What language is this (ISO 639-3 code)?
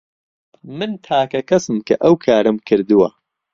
ckb